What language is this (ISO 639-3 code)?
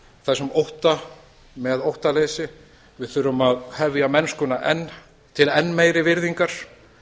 isl